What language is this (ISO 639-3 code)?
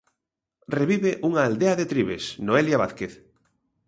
glg